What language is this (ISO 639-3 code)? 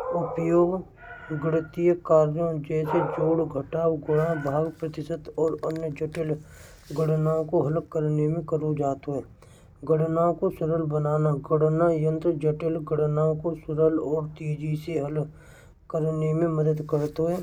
bra